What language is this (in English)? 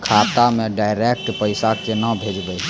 Maithili